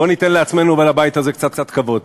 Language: Hebrew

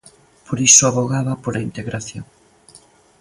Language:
Galician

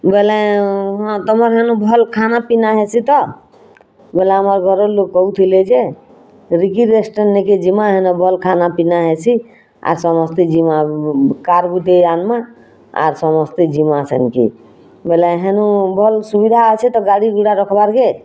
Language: Odia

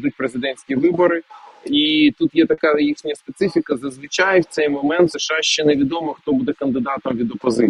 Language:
Ukrainian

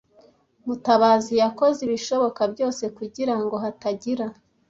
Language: Kinyarwanda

